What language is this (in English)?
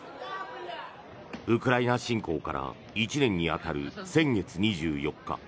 Japanese